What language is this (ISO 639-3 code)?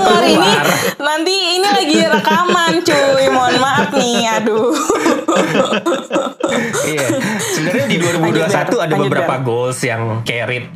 ind